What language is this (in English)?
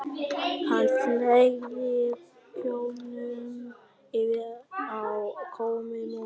Icelandic